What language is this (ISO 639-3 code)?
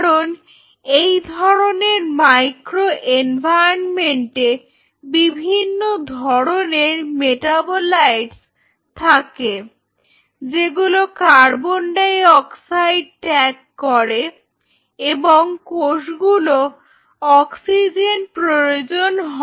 ben